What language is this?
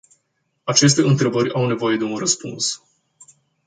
Romanian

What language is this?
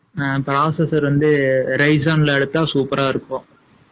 Tamil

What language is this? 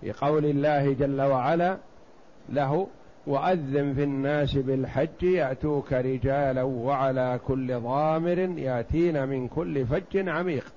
Arabic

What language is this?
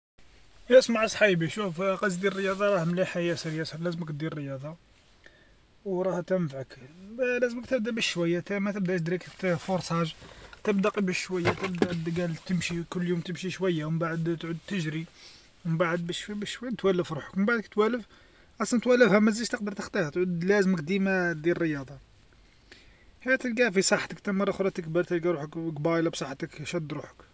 Algerian Arabic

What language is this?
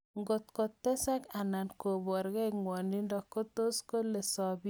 Kalenjin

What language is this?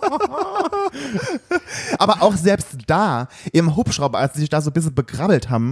German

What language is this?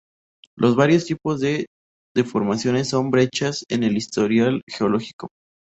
Spanish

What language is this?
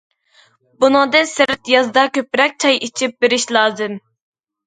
Uyghur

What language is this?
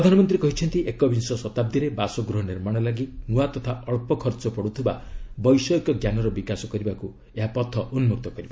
Odia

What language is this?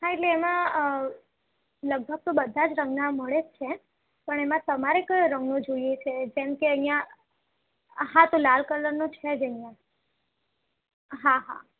Gujarati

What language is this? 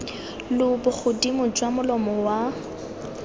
Tswana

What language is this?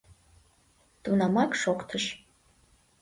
Mari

